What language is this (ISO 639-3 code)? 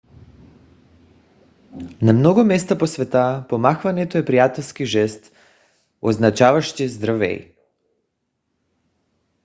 bul